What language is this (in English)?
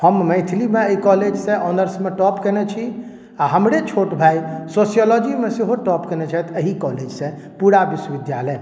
Maithili